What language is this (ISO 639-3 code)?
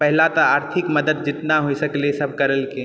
mai